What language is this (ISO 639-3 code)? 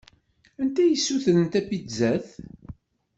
kab